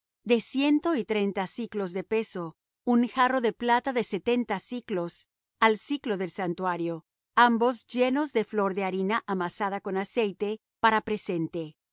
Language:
Spanish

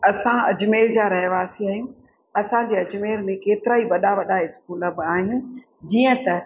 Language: Sindhi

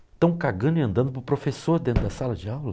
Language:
Portuguese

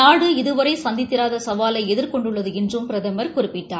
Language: Tamil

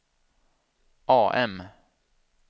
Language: Swedish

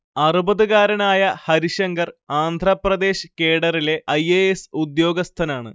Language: Malayalam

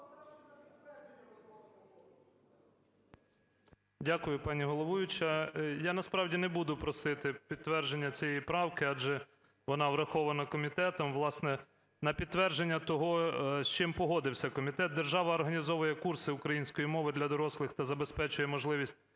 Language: Ukrainian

